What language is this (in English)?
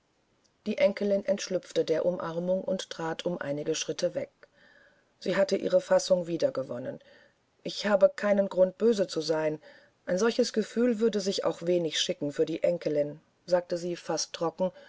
German